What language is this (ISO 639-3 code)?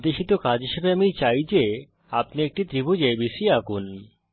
ben